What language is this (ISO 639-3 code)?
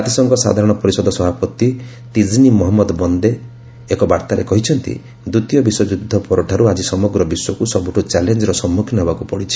ori